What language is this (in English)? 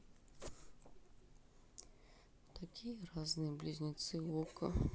Russian